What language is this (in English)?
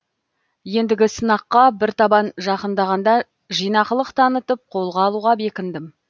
Kazakh